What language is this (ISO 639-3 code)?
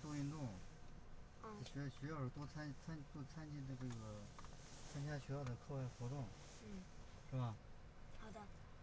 zho